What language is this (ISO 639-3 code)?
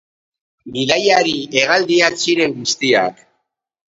eus